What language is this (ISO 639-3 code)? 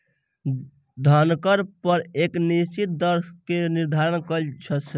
mai